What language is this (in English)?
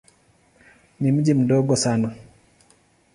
Swahili